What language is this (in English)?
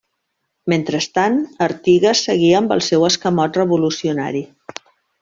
Catalan